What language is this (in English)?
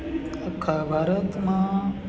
Gujarati